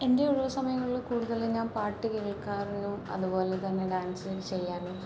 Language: Malayalam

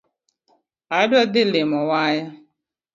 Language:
Luo (Kenya and Tanzania)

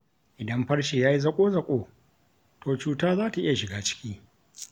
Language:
Hausa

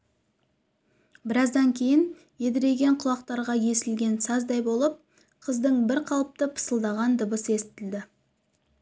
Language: Kazakh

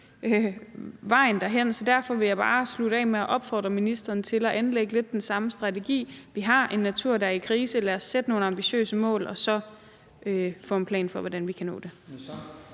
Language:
Danish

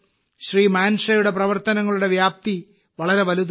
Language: Malayalam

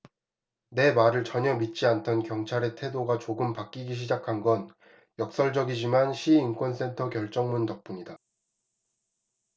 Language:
Korean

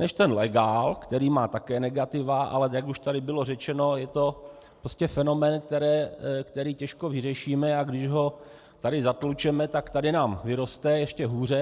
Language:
Czech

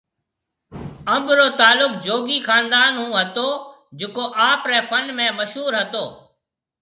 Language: Marwari (Pakistan)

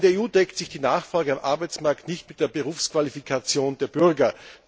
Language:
German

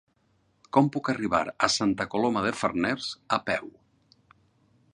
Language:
Catalan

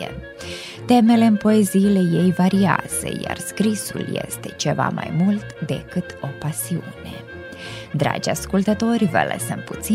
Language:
Romanian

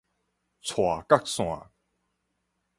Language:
Min Nan Chinese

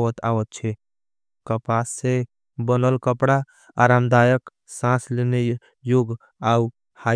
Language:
Angika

